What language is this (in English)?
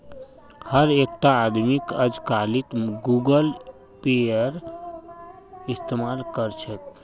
Magahi